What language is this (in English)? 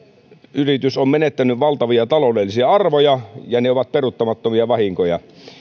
Finnish